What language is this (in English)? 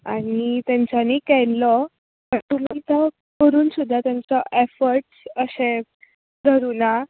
Konkani